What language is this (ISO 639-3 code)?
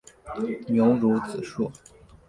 zho